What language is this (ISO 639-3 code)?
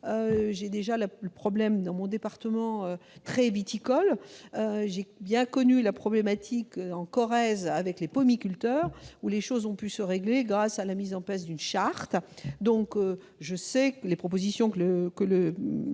fra